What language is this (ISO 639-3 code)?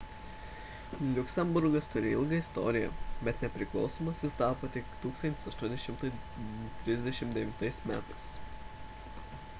lit